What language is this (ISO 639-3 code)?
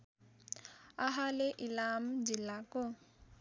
nep